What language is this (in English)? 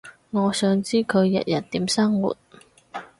Cantonese